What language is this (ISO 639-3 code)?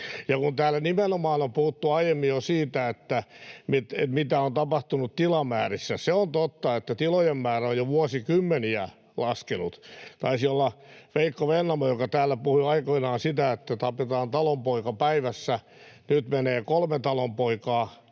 fin